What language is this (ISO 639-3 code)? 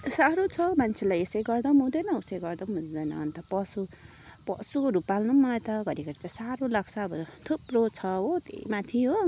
nep